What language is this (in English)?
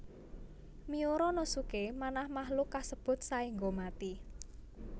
Javanese